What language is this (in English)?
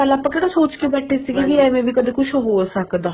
Punjabi